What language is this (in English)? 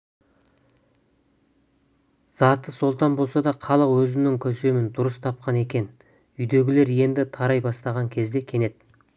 Kazakh